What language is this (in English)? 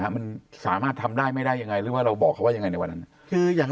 Thai